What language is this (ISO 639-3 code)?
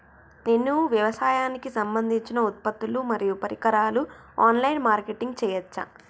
tel